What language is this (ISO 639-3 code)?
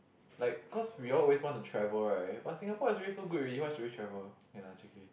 eng